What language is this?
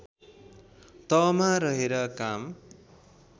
Nepali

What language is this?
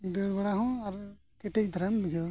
Santali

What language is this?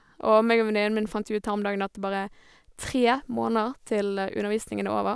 Norwegian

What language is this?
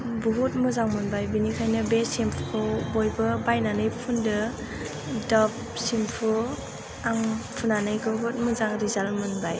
Bodo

